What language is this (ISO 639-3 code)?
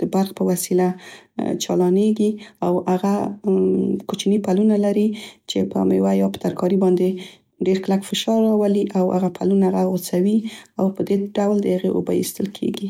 pst